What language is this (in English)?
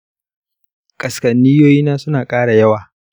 Hausa